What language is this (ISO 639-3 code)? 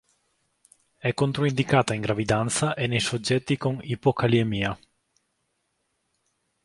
ita